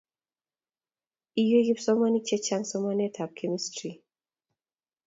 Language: Kalenjin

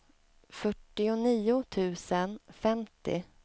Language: Swedish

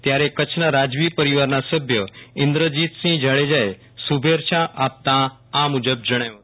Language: Gujarati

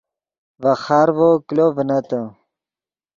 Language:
Yidgha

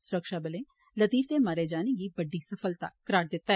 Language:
Dogri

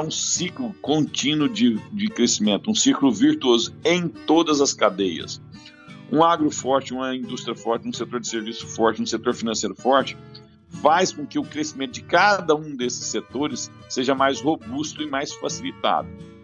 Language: Portuguese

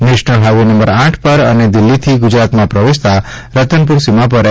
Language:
Gujarati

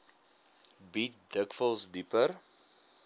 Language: Afrikaans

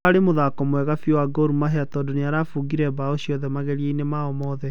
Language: Kikuyu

